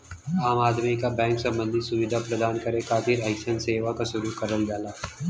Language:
Bhojpuri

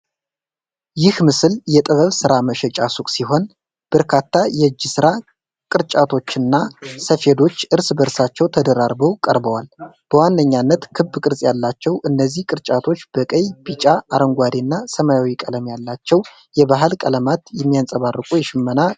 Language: Amharic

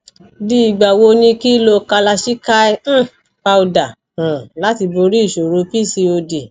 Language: Yoruba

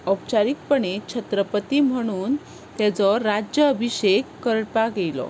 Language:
Konkani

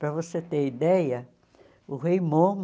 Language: Portuguese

